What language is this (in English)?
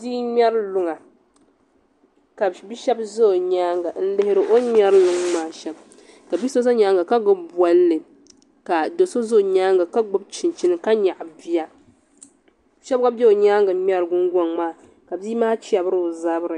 Dagbani